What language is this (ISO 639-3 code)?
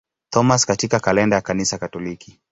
swa